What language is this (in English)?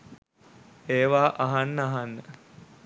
Sinhala